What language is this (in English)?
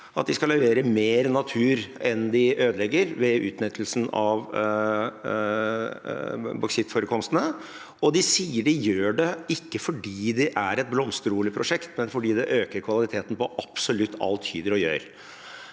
Norwegian